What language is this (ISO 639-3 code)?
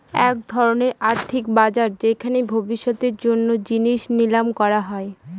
ben